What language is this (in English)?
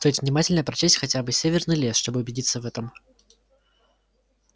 Russian